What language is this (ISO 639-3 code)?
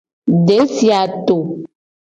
gej